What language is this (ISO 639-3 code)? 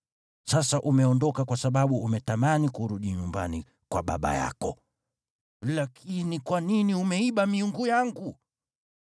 swa